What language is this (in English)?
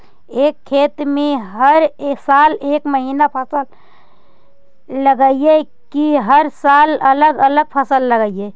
Magahi